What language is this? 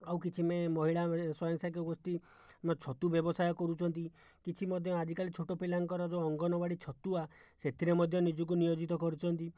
Odia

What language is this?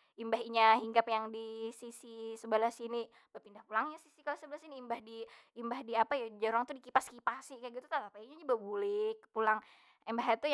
Banjar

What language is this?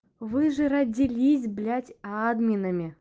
Russian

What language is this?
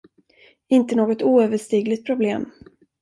Swedish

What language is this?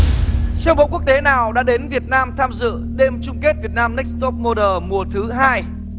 Vietnamese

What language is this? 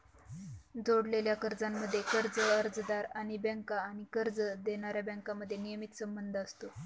Marathi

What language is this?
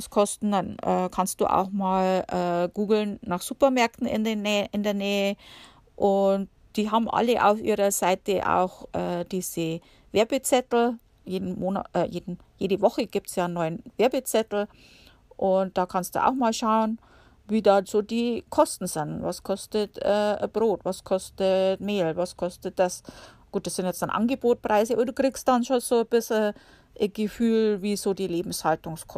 German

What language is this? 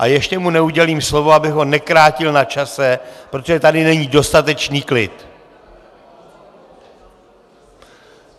Czech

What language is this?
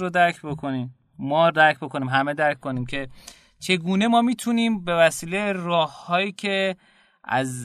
Persian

